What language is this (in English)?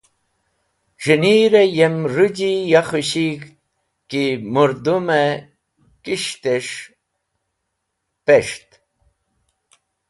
Wakhi